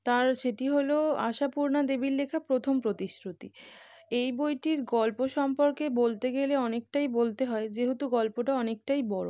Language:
Bangla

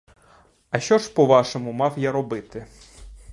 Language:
Ukrainian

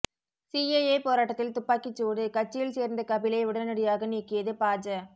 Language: Tamil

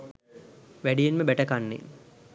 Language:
Sinhala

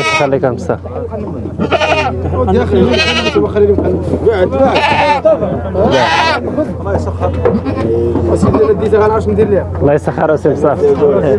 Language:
Arabic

